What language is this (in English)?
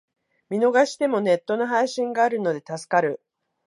Japanese